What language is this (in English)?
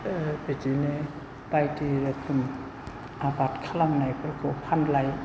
Bodo